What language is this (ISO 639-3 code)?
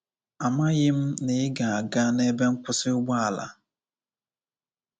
ibo